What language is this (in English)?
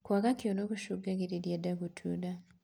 Kikuyu